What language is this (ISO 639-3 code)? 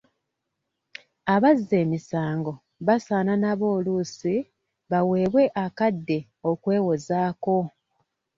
lug